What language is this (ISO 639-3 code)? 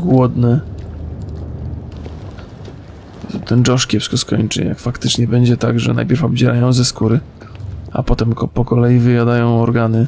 pol